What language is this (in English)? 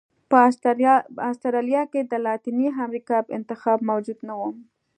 Pashto